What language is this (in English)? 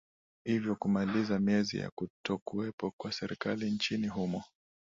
Swahili